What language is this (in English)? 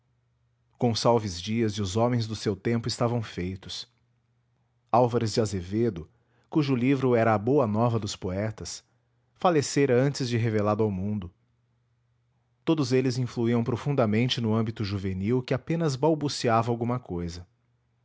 Portuguese